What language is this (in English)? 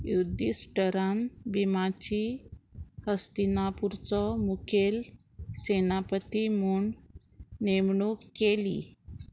Konkani